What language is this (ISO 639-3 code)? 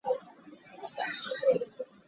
cnh